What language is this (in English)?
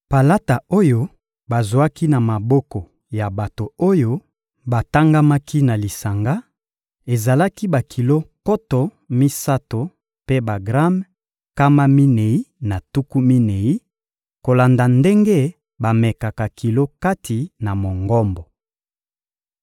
Lingala